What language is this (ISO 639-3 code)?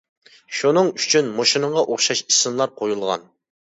uig